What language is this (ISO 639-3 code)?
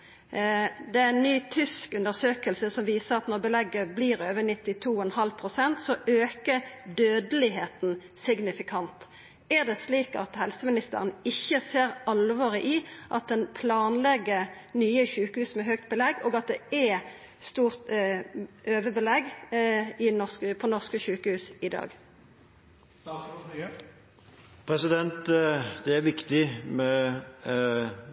nor